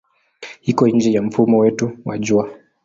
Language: Swahili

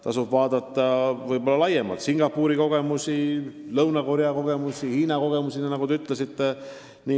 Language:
Estonian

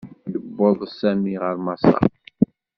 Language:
Kabyle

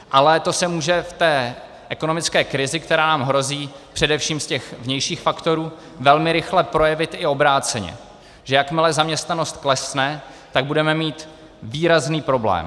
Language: Czech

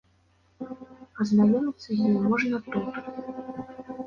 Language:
Belarusian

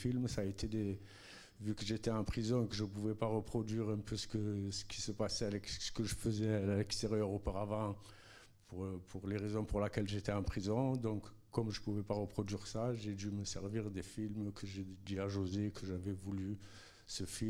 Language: French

